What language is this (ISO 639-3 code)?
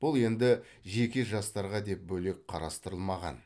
kaz